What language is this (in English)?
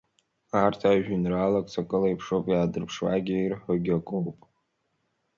Abkhazian